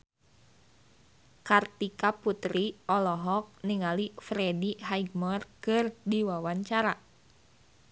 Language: Sundanese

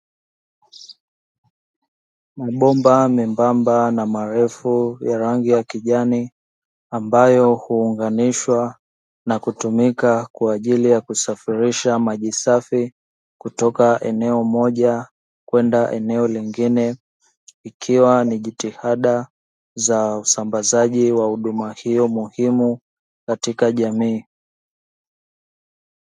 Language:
Swahili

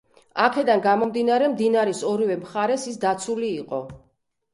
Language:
Georgian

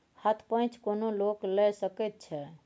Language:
Maithili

